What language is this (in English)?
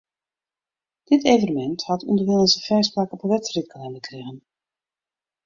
Western Frisian